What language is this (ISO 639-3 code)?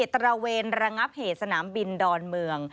tha